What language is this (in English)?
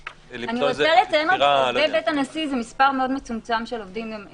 Hebrew